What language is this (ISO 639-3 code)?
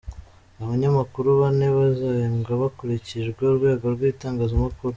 kin